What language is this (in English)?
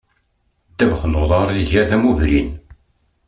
Kabyle